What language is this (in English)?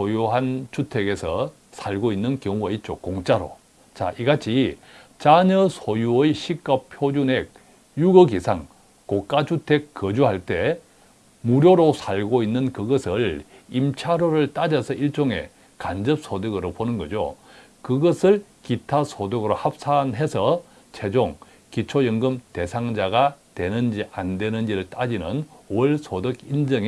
Korean